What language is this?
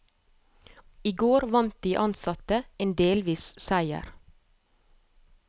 Norwegian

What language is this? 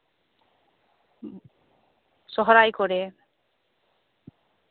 Santali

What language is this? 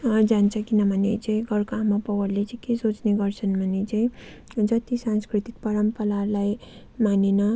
Nepali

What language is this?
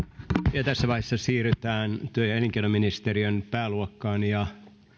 Finnish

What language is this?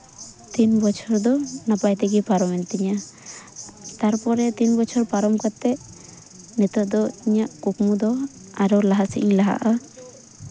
Santali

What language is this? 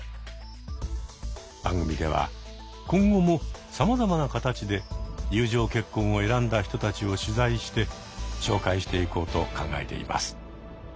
Japanese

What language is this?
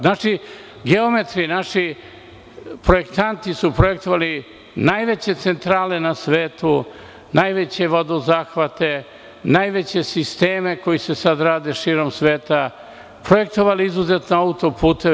Serbian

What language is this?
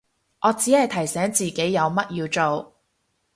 Cantonese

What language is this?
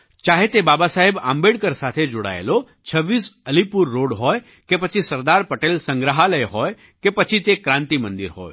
Gujarati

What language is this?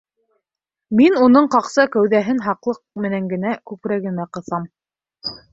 Bashkir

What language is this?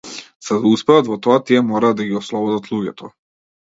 Macedonian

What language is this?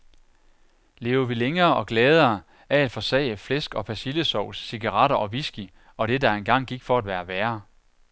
Danish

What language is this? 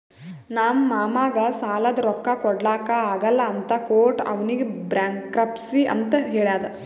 Kannada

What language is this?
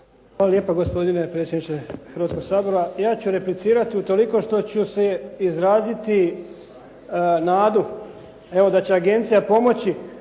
Croatian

